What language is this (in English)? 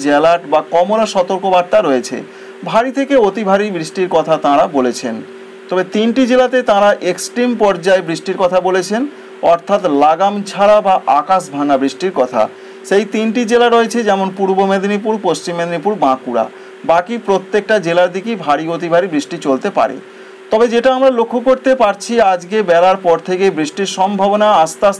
Bangla